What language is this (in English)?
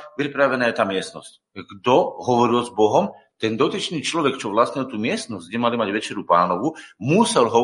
Slovak